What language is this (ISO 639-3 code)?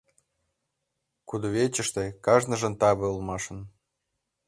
chm